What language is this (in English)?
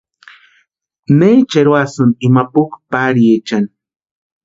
Western Highland Purepecha